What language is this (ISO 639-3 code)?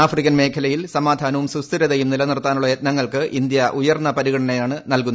mal